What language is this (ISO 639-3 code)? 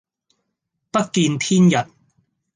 yue